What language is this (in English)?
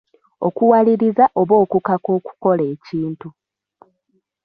Ganda